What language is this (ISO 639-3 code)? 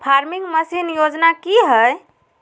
mag